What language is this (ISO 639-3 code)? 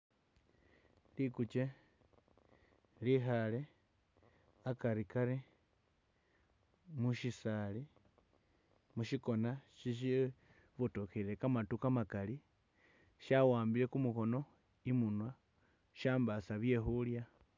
myx